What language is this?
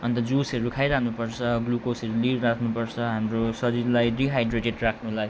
Nepali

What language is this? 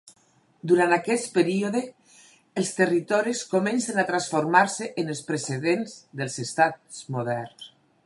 Catalan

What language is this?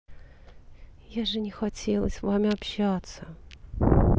Russian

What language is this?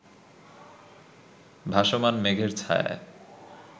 Bangla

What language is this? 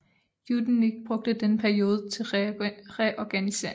Danish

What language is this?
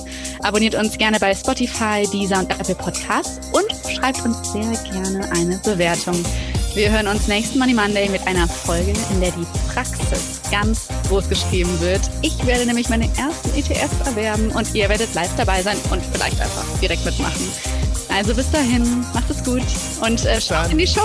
German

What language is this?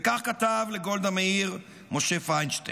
Hebrew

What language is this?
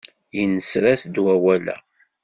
Kabyle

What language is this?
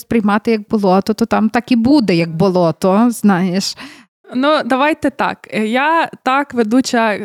Ukrainian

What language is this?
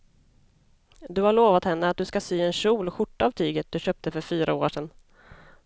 Swedish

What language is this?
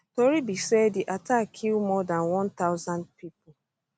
Nigerian Pidgin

